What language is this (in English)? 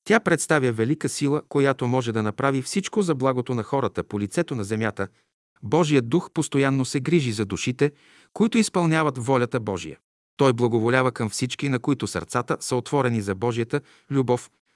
Bulgarian